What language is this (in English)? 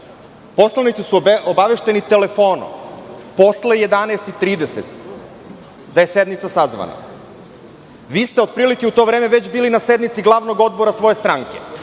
Serbian